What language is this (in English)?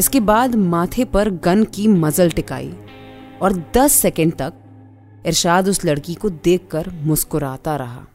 Hindi